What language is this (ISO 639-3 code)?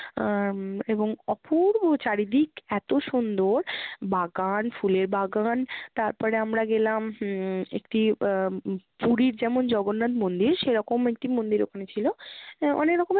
ben